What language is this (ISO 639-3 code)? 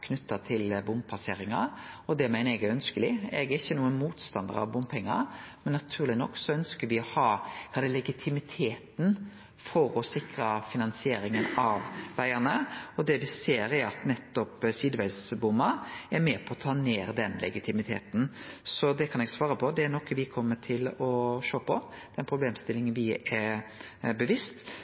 nno